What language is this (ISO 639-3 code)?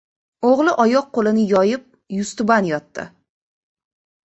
uzb